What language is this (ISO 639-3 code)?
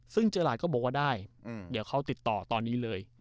tha